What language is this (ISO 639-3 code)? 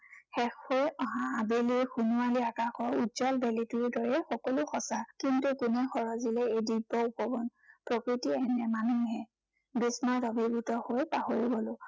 asm